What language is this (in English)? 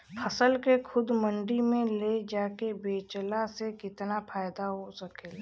Bhojpuri